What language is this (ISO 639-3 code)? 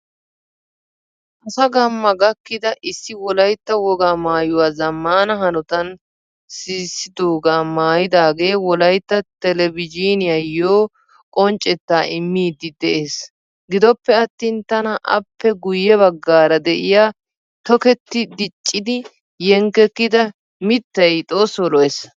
wal